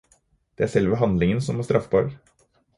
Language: Norwegian Bokmål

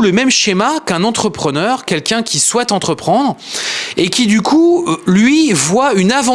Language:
French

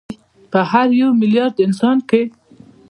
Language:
Pashto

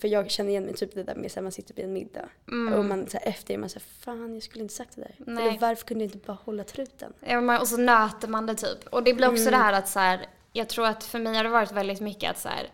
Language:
Swedish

